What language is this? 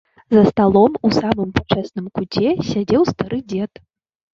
Belarusian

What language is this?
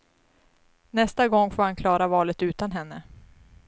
Swedish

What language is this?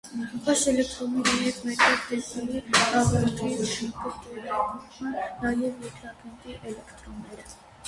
Armenian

